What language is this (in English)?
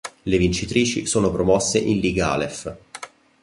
Italian